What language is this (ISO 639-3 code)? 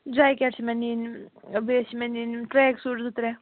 kas